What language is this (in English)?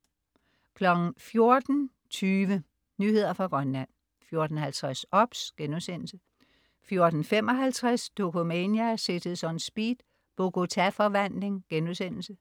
Danish